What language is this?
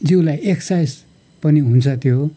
Nepali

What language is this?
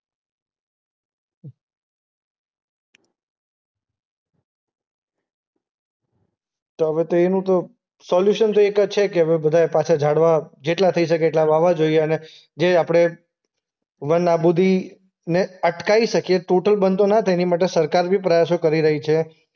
Gujarati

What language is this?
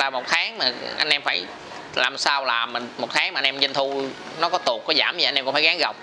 Vietnamese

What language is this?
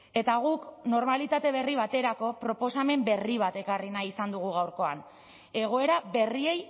Basque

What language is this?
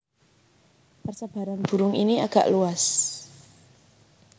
Javanese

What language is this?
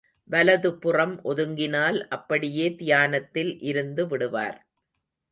Tamil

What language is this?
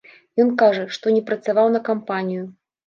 Belarusian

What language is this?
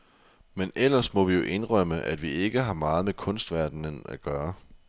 Danish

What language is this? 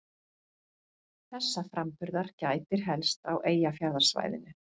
Icelandic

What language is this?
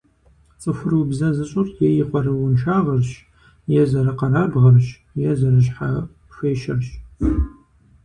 Kabardian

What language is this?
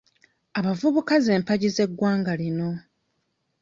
Ganda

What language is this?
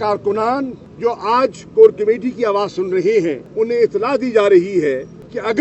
Urdu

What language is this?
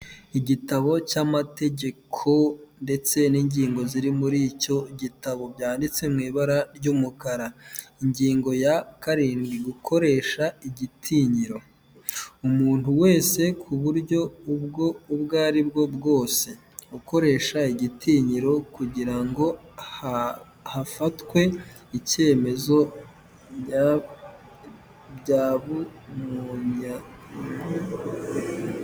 Kinyarwanda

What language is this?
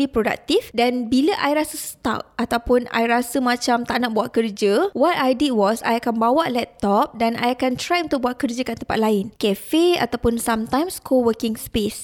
Malay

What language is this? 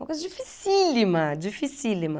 Portuguese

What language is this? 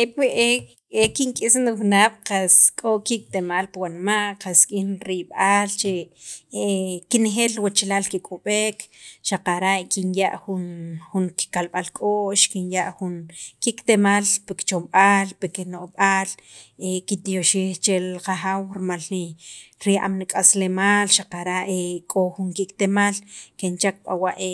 Sacapulteco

